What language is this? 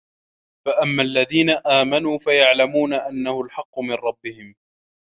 Arabic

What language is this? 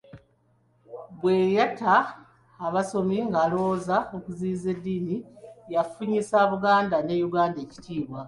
Ganda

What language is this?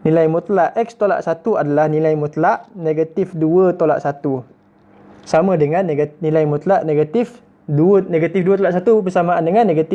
Malay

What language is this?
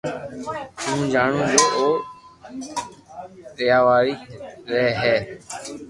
Loarki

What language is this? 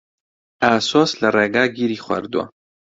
Central Kurdish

